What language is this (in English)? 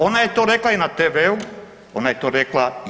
Croatian